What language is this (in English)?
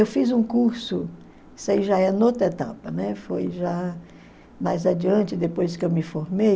Portuguese